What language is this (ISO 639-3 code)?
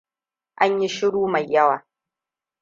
hau